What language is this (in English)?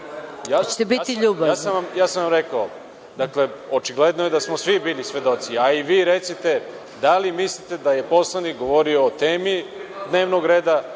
Serbian